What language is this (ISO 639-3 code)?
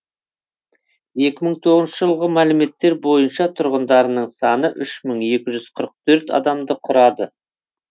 kaz